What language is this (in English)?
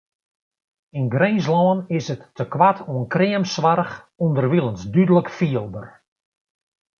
Western Frisian